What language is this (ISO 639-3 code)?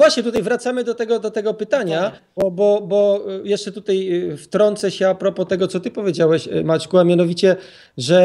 pol